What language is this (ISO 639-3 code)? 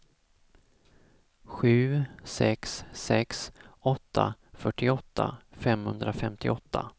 swe